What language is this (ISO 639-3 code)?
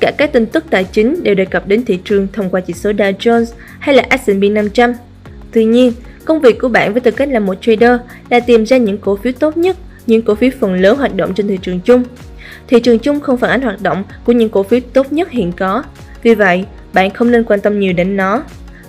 vie